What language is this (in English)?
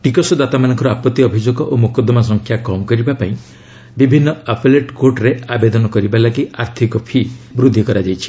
Odia